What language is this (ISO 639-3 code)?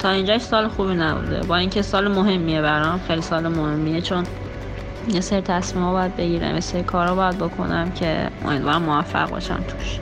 fas